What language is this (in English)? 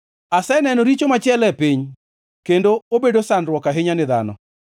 Luo (Kenya and Tanzania)